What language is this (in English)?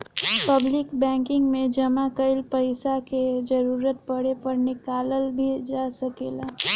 Bhojpuri